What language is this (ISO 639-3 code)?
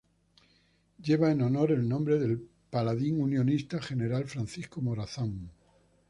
spa